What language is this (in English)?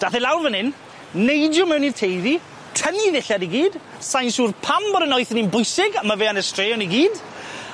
Welsh